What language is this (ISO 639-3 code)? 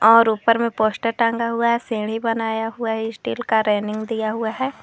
hin